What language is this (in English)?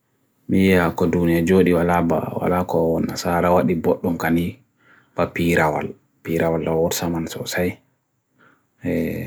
Bagirmi Fulfulde